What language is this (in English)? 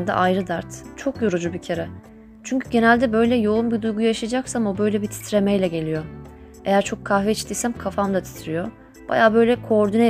Turkish